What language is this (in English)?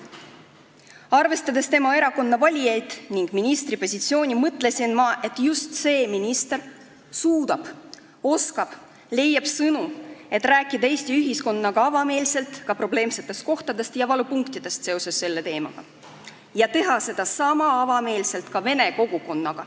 Estonian